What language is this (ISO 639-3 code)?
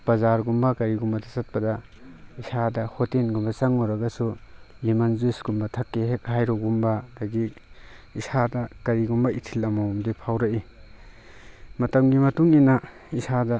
mni